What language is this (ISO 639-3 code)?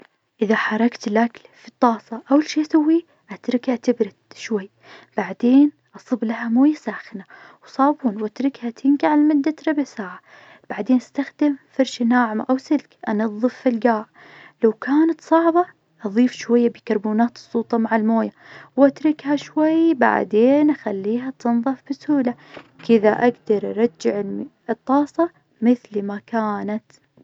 ars